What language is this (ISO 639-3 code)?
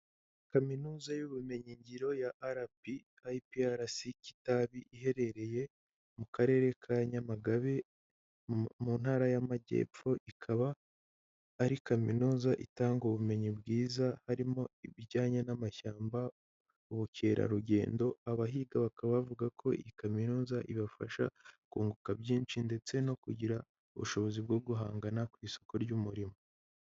kin